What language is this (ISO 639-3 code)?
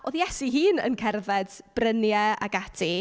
cym